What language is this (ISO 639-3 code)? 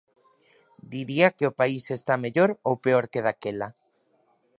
glg